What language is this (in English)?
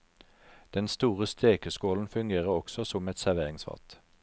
Norwegian